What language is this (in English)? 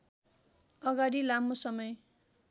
Nepali